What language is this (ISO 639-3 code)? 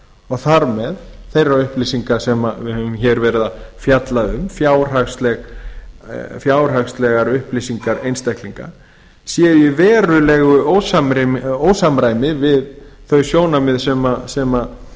isl